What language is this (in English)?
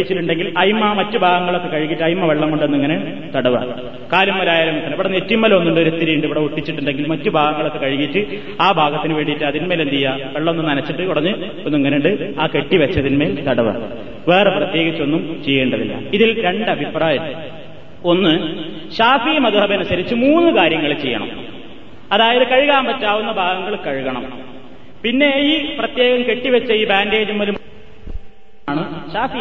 Malayalam